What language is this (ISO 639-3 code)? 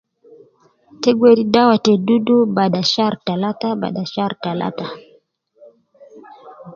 kcn